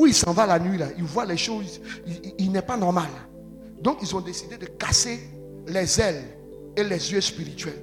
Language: French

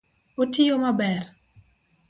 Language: Luo (Kenya and Tanzania)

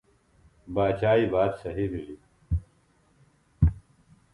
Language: Phalura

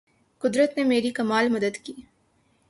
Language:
Urdu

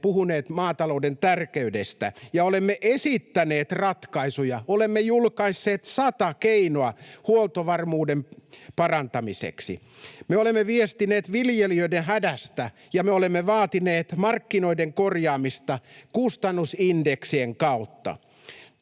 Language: Finnish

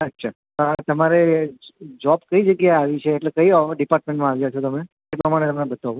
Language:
Gujarati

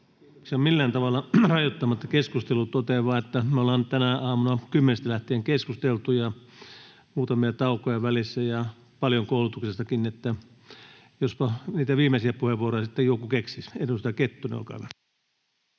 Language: Finnish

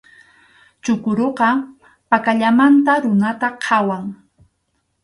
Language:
Arequipa-La Unión Quechua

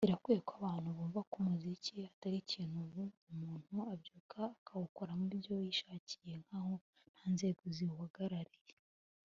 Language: Kinyarwanda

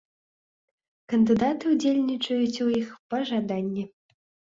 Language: Belarusian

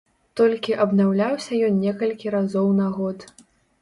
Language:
Belarusian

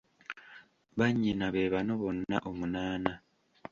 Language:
Ganda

